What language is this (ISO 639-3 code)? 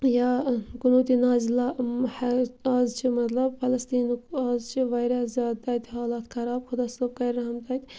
kas